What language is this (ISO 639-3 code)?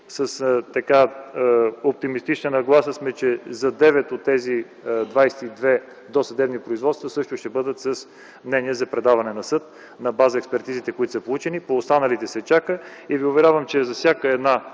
bul